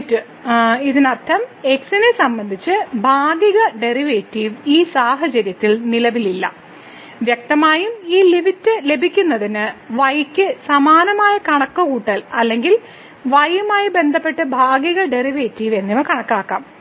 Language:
Malayalam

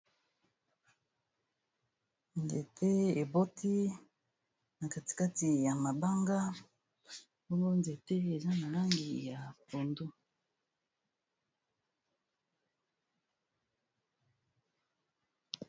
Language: Lingala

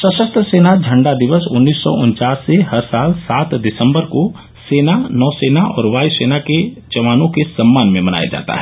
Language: Hindi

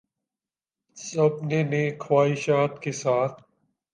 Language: Urdu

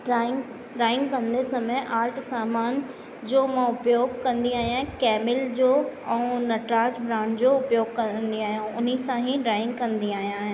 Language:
Sindhi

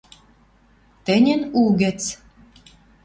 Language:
Western Mari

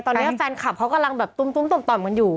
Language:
Thai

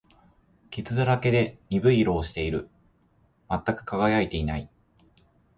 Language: Japanese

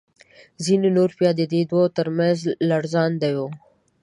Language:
Pashto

